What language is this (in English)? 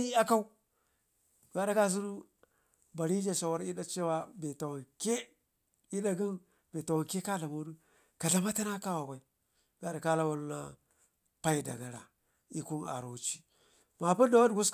Ngizim